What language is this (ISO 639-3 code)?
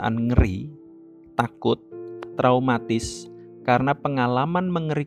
ind